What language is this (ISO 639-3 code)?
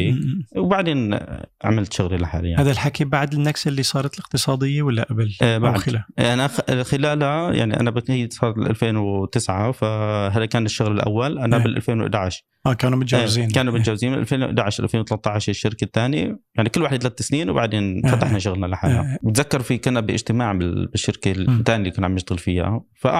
ara